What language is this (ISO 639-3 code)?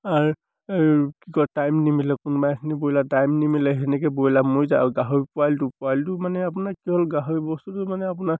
asm